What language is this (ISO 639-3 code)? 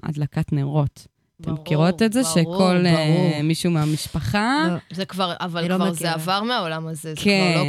heb